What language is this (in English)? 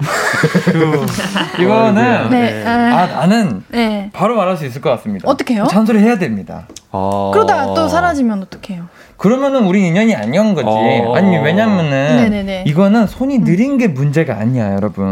Korean